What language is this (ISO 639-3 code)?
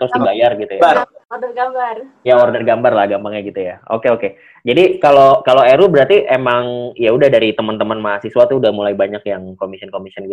ind